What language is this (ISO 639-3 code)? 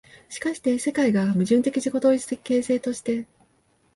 jpn